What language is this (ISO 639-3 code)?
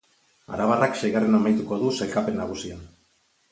eus